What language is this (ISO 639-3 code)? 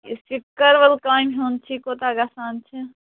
kas